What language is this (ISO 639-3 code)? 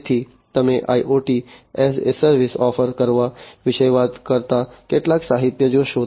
guj